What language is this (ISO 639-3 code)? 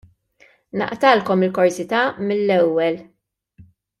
mlt